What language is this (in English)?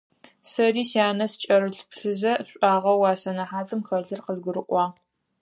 Adyghe